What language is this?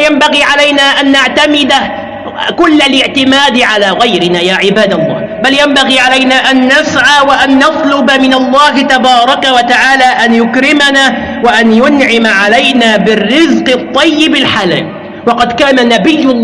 Arabic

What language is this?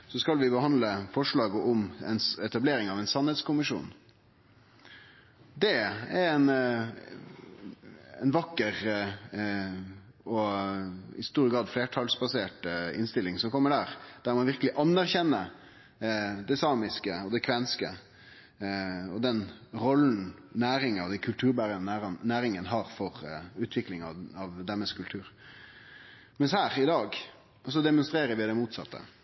Norwegian Nynorsk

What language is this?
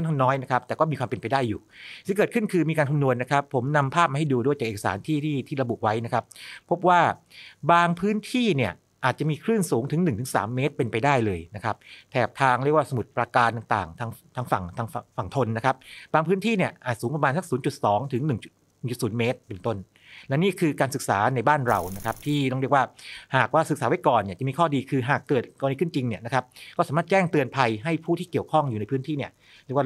Thai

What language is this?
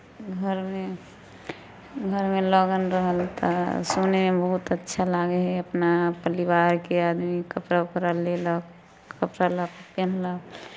Maithili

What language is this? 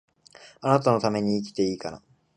Japanese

